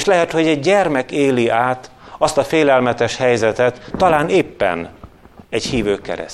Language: Hungarian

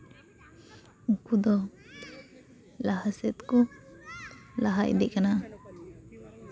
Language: Santali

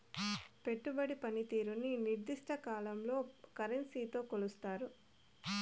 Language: Telugu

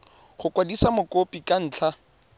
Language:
Tswana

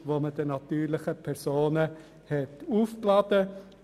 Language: Swiss German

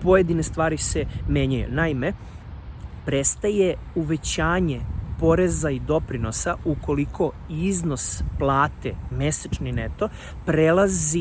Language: Serbian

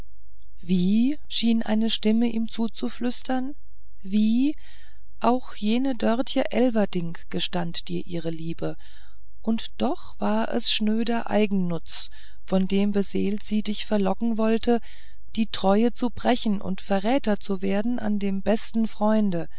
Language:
German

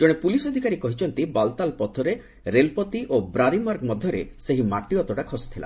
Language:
Odia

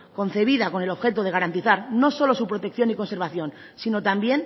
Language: Spanish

